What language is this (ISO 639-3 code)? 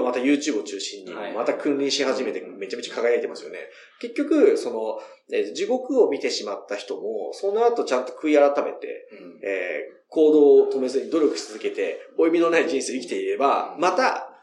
jpn